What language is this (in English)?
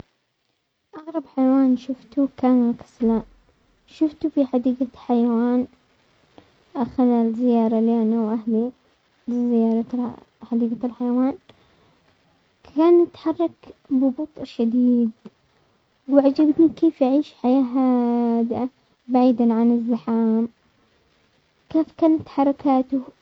Omani Arabic